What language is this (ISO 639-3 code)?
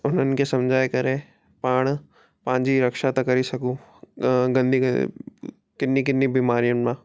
snd